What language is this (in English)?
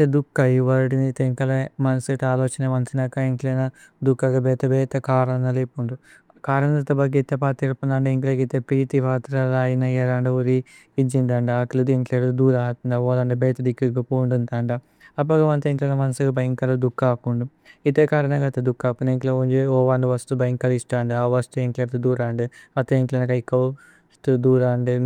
Tulu